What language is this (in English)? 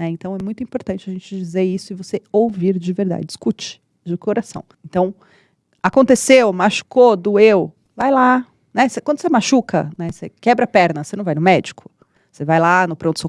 Portuguese